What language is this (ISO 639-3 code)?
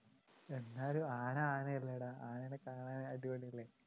mal